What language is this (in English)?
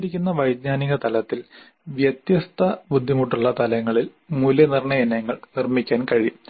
Malayalam